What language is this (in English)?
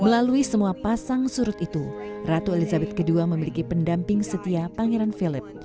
Indonesian